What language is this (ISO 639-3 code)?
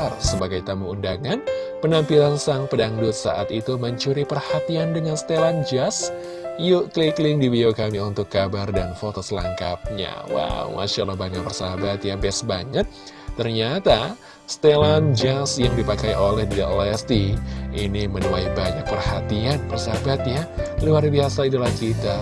ind